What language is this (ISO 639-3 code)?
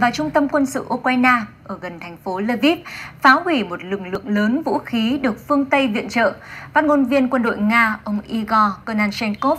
vie